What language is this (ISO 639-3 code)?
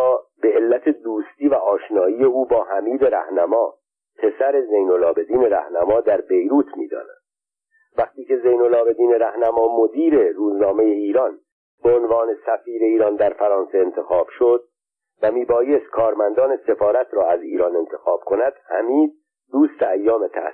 fas